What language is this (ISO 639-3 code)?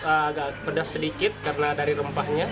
ind